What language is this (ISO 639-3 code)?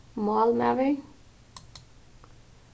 fao